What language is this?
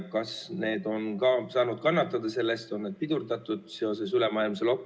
Estonian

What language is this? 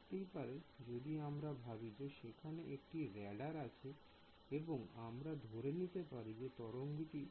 Bangla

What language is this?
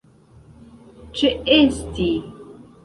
Esperanto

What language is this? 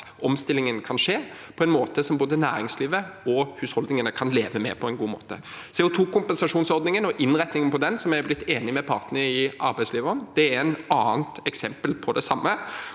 Norwegian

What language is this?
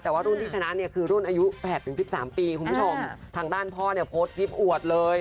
Thai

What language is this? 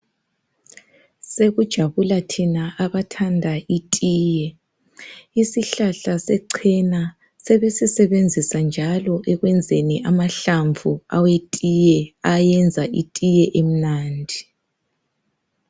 North Ndebele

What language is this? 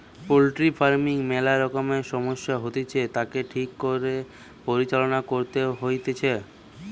Bangla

